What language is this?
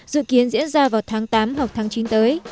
Vietnamese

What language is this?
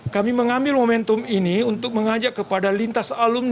Indonesian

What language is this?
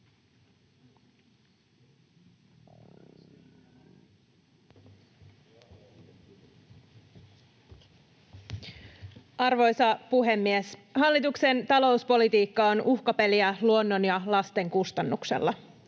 Finnish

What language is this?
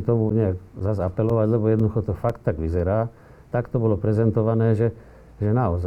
Slovak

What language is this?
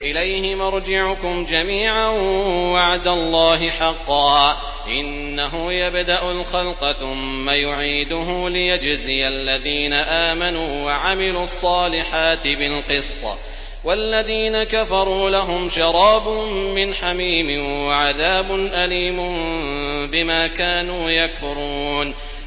Arabic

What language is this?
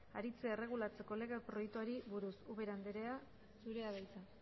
Basque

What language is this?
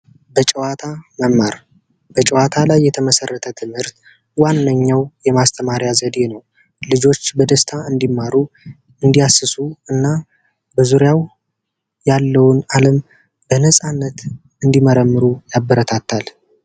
Amharic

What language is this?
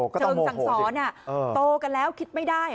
Thai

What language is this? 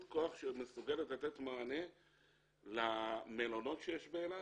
Hebrew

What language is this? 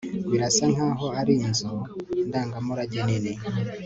Kinyarwanda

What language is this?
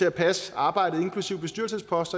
Danish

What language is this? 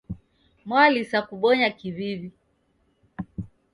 Taita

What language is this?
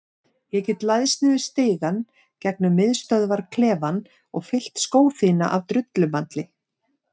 Icelandic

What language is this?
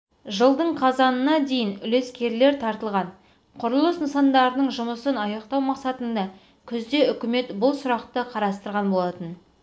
Kazakh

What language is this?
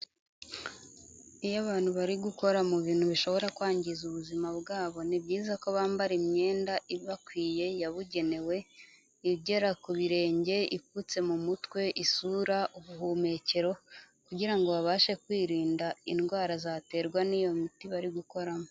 Kinyarwanda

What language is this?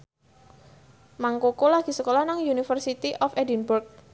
Javanese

